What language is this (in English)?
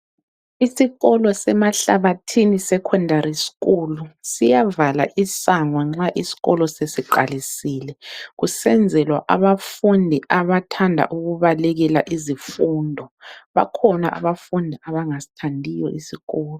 North Ndebele